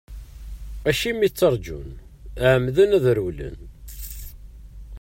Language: Kabyle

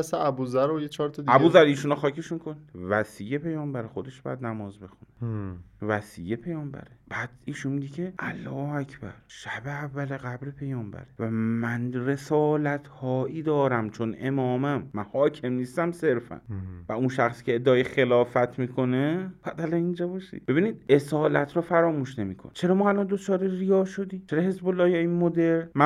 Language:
Persian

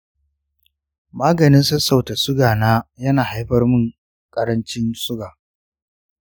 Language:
Hausa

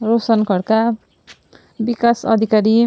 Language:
Nepali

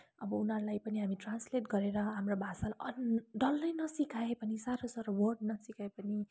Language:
Nepali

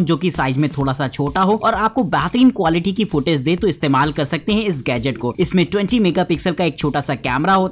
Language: Hindi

